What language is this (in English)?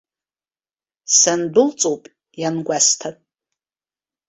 Abkhazian